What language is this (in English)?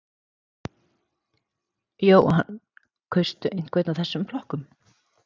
Icelandic